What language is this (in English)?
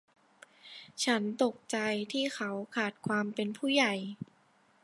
Thai